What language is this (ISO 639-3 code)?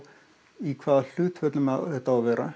isl